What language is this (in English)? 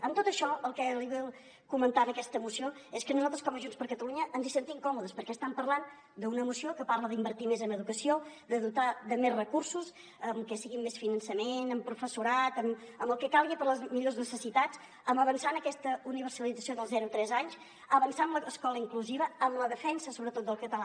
Catalan